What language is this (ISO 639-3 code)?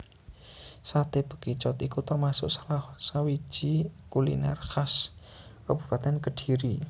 jav